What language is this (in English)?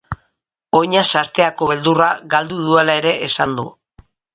Basque